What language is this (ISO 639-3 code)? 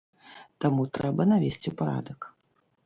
bel